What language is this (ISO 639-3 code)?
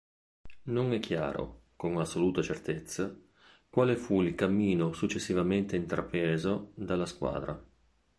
ita